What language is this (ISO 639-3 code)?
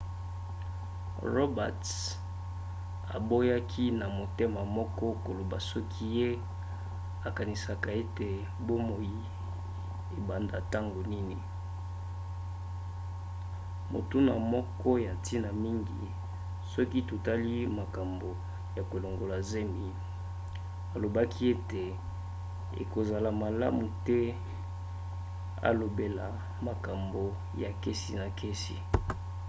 lin